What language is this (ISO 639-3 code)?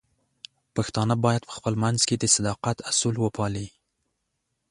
pus